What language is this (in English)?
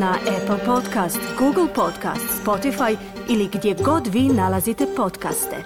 Croatian